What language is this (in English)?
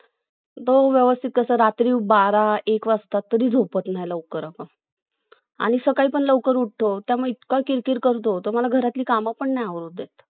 Marathi